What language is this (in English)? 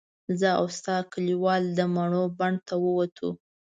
Pashto